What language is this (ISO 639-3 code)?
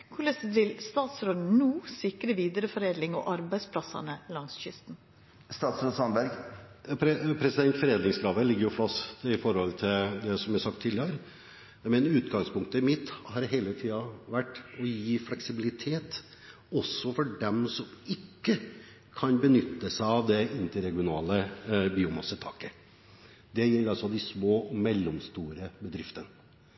nor